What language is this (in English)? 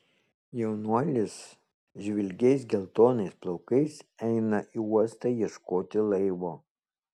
Lithuanian